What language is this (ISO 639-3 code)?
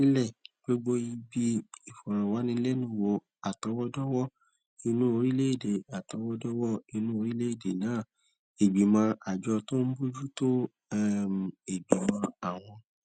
yor